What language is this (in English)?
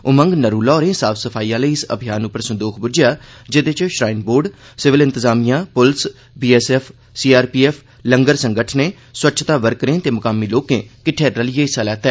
Dogri